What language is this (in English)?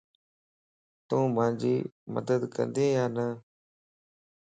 Lasi